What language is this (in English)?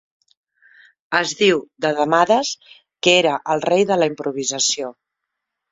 Catalan